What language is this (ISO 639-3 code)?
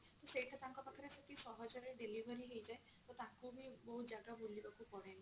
ori